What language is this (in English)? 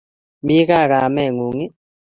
Kalenjin